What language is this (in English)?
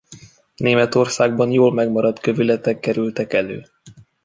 Hungarian